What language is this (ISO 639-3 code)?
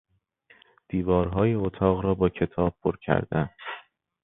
fas